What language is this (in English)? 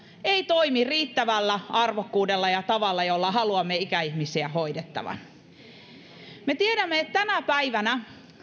Finnish